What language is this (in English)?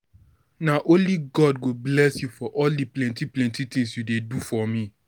Nigerian Pidgin